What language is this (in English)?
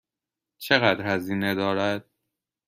Persian